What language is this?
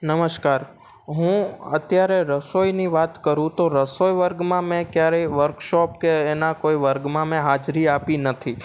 Gujarati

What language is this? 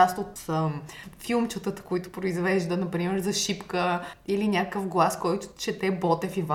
Bulgarian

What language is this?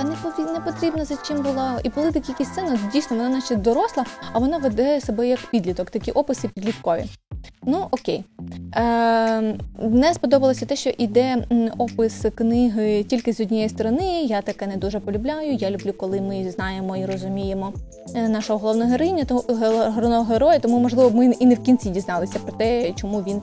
Ukrainian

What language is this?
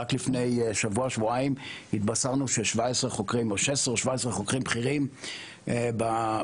Hebrew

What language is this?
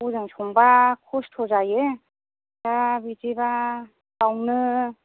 Bodo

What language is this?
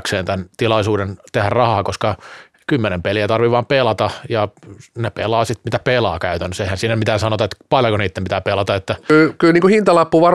Finnish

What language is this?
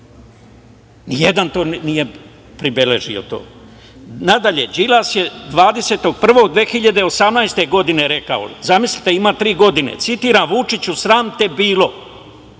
Serbian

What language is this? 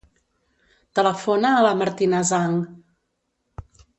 Catalan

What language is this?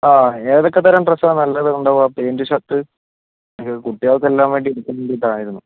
Malayalam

